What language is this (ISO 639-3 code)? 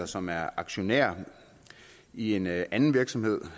dan